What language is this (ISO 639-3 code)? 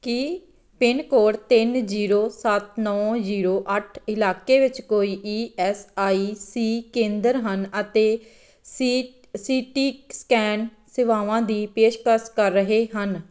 pan